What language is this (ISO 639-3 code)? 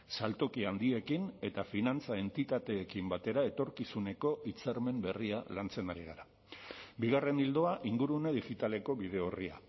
eus